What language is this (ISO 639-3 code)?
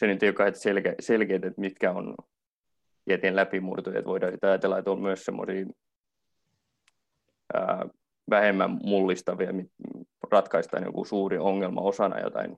fin